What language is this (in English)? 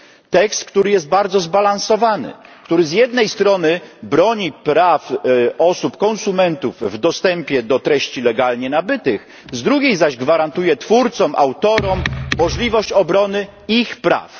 Polish